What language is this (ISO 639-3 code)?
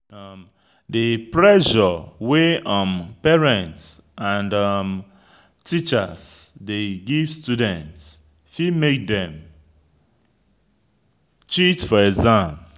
pcm